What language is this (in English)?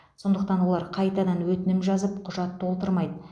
Kazakh